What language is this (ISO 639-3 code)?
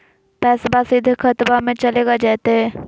mag